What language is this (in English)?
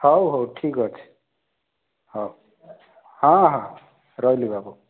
Odia